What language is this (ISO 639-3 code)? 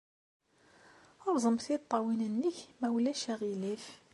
kab